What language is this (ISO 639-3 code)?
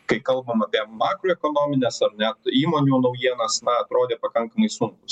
lit